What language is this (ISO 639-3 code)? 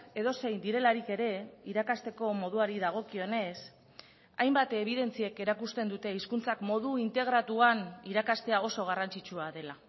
eus